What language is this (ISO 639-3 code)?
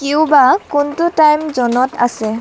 asm